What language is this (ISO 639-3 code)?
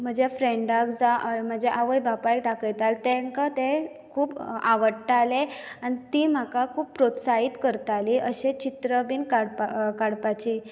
kok